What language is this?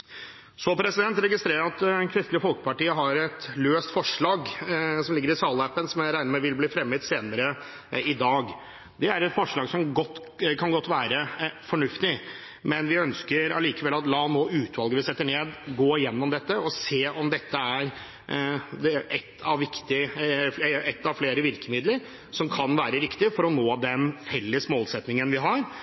Norwegian Bokmål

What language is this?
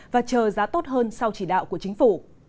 Vietnamese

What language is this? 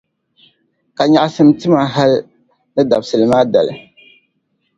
Dagbani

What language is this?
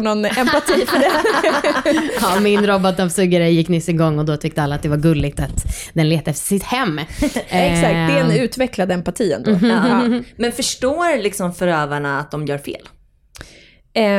Swedish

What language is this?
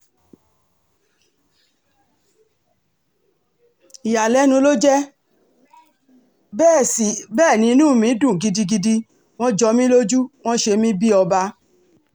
Yoruba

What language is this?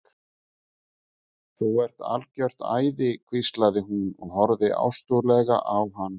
Icelandic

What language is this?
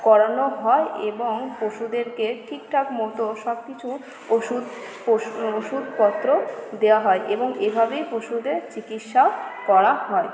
Bangla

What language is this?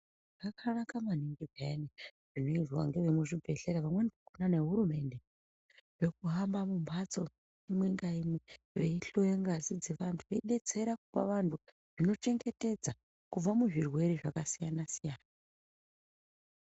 Ndau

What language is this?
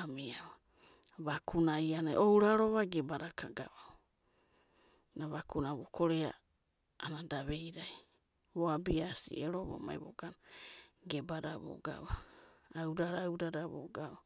Abadi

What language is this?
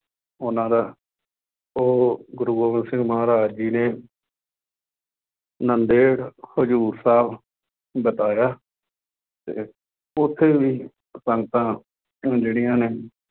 Punjabi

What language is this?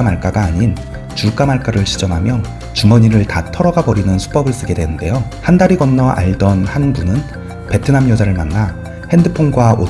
Korean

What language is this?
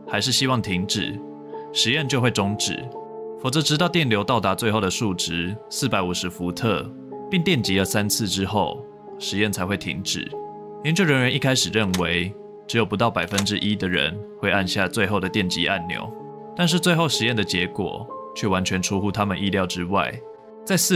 Chinese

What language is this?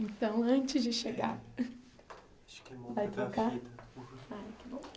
Portuguese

